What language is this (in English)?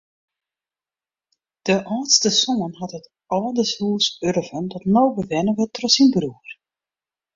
Western Frisian